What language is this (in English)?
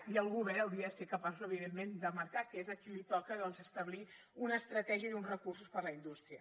Catalan